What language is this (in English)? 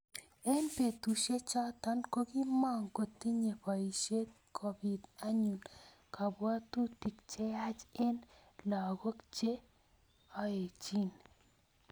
Kalenjin